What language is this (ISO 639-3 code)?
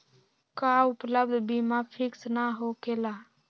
mag